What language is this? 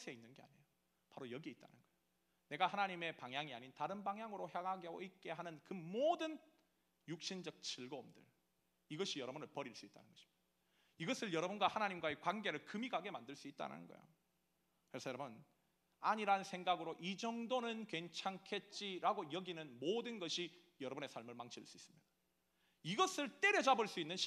Korean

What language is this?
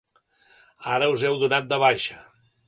Catalan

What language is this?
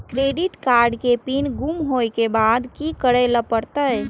Maithili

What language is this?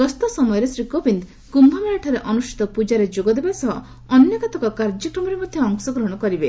Odia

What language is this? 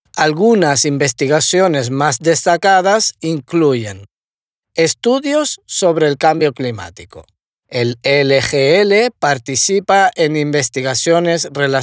Spanish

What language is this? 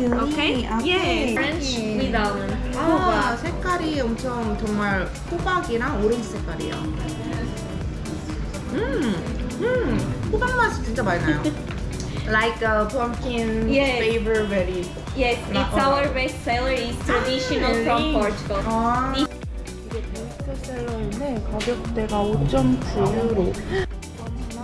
Korean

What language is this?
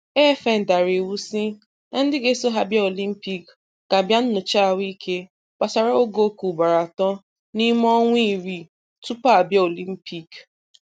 Igbo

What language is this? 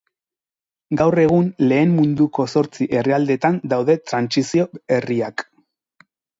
Basque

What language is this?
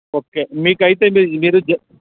Telugu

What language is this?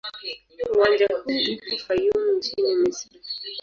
Swahili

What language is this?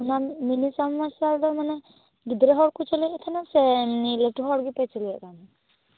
Santali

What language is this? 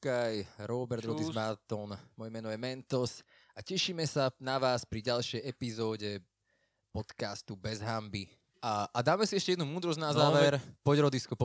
Slovak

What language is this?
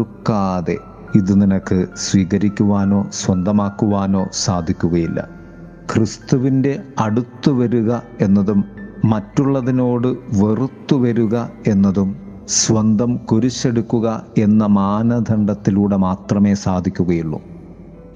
Malayalam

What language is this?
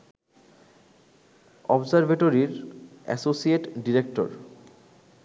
Bangla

